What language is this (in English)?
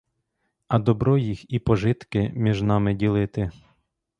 Ukrainian